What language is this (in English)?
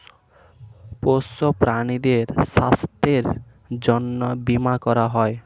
Bangla